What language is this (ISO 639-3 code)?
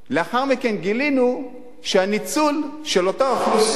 heb